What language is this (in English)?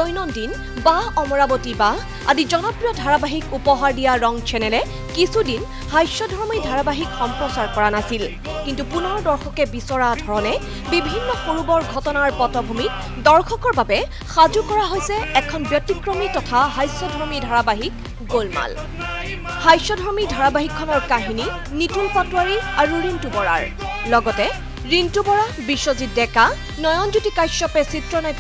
Korean